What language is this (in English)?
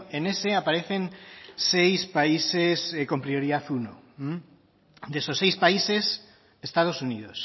Spanish